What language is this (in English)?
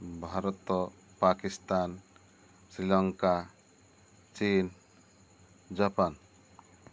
Odia